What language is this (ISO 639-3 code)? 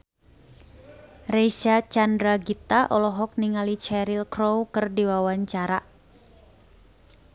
sun